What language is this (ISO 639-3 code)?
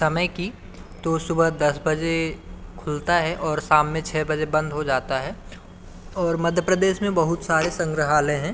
hin